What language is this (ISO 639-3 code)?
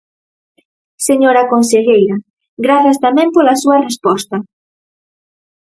glg